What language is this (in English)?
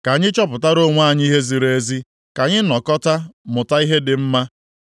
Igbo